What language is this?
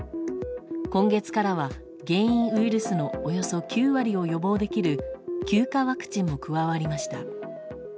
Japanese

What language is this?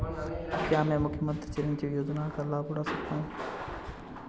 Hindi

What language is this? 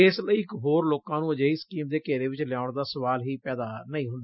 Punjabi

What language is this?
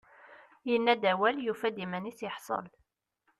Kabyle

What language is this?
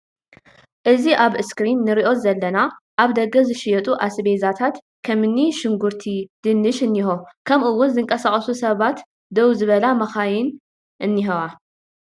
Tigrinya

